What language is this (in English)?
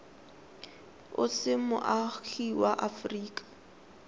Tswana